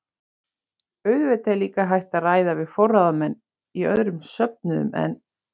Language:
Icelandic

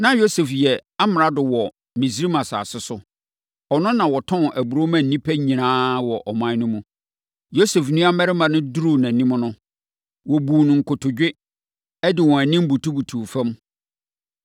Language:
Akan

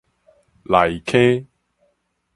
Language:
Min Nan Chinese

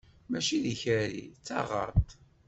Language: Kabyle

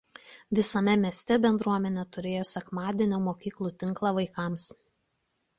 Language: Lithuanian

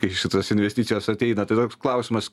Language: Lithuanian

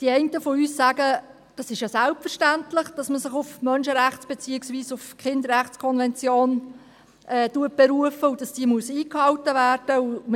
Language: Swiss German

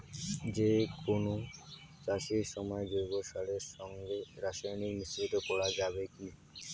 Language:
Bangla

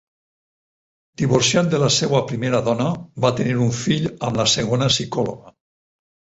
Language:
Catalan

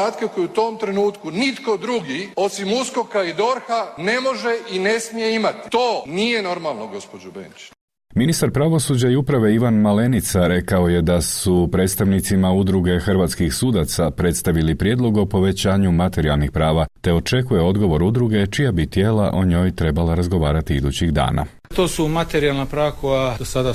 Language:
Croatian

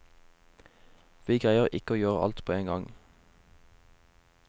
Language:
Norwegian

